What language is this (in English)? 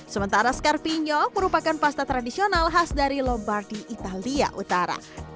Indonesian